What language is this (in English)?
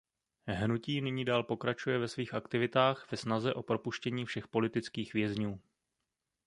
Czech